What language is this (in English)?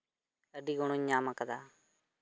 Santali